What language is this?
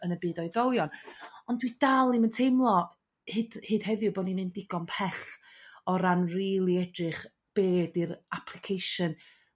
Welsh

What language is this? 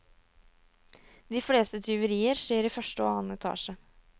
Norwegian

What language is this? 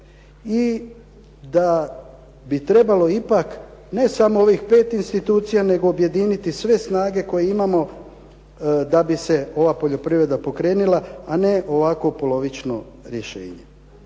Croatian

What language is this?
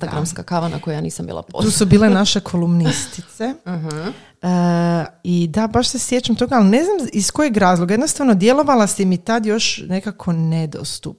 Croatian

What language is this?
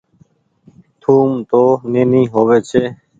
Goaria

